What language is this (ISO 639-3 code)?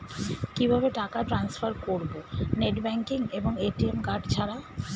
ben